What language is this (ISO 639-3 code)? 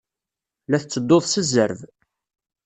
kab